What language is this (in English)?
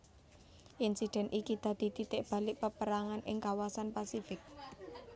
Javanese